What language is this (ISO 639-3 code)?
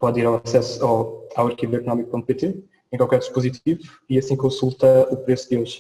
por